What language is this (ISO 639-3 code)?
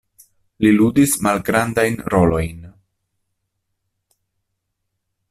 epo